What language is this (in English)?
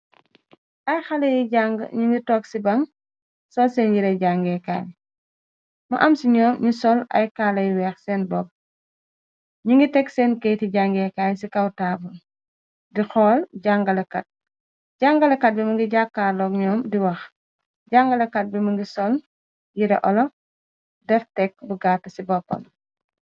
Wolof